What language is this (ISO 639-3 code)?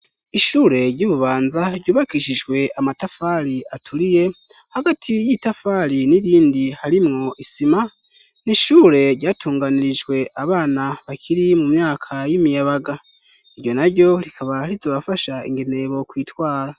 run